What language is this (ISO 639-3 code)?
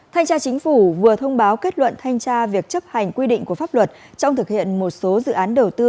vie